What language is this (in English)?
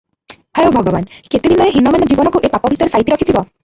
Odia